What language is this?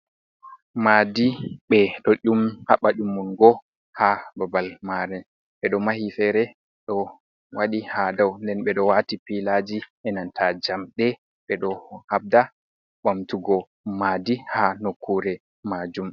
Fula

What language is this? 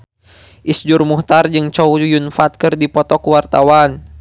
Sundanese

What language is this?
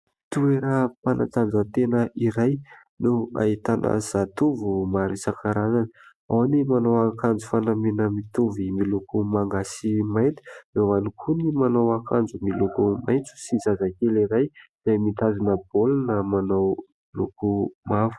Malagasy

